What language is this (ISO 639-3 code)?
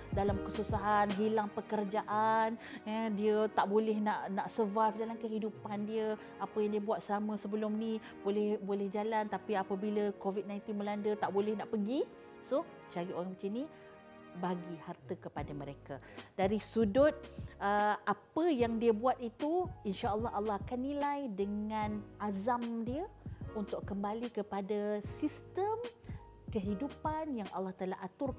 msa